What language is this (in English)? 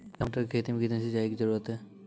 Maithili